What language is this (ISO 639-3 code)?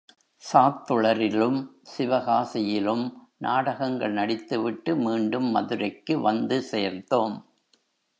tam